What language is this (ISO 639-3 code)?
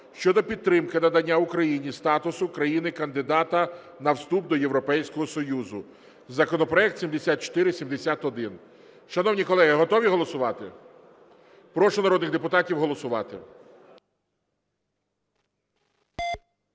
ukr